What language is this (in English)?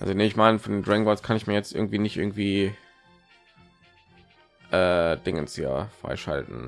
German